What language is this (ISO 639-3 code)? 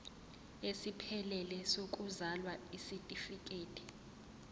zul